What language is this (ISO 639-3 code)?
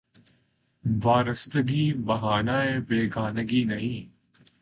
urd